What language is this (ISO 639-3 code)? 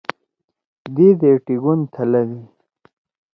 trw